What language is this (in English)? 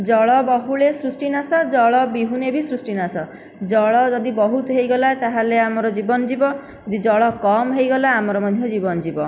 Odia